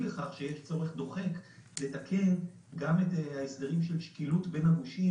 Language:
Hebrew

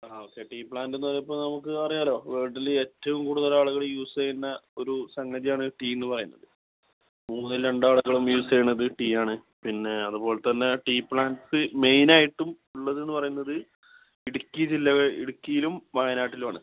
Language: Malayalam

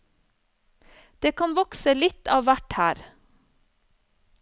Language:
Norwegian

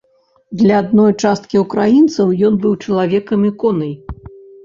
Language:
Belarusian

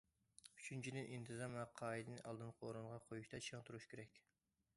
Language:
Uyghur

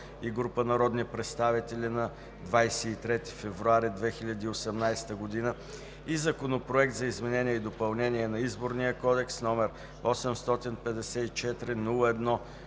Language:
Bulgarian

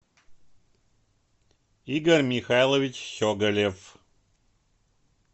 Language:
Russian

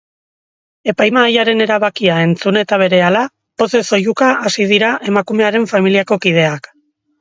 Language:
Basque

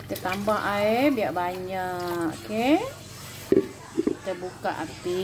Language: Malay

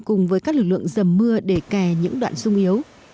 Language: Vietnamese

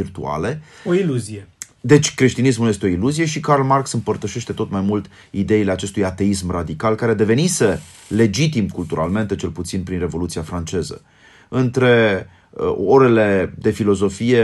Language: Romanian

